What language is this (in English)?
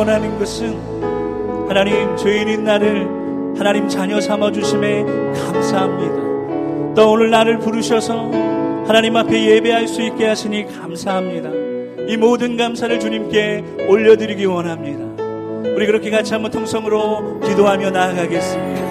Korean